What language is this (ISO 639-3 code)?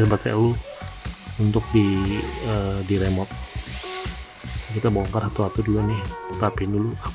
ind